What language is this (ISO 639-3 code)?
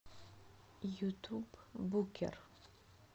rus